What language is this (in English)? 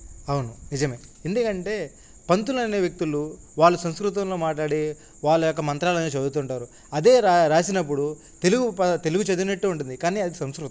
Telugu